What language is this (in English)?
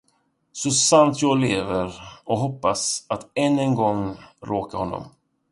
Swedish